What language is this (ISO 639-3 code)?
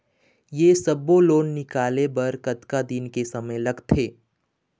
hne